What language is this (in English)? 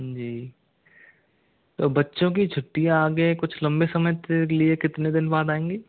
Hindi